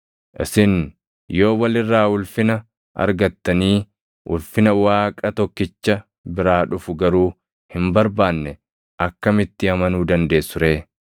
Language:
Oromo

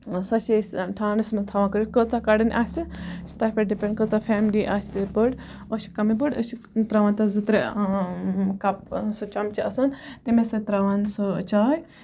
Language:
Kashmiri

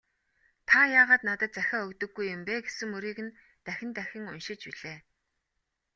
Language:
Mongolian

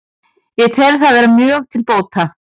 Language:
Icelandic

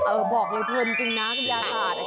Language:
Thai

